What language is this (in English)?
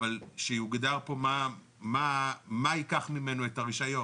Hebrew